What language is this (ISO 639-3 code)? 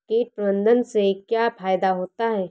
hin